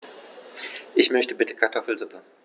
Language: German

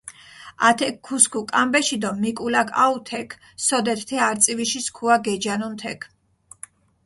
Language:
Mingrelian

